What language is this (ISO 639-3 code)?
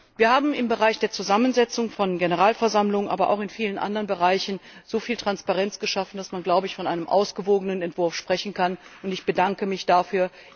deu